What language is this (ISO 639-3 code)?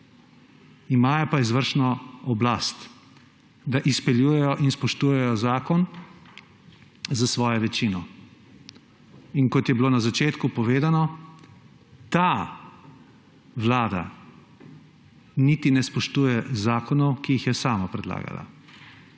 slv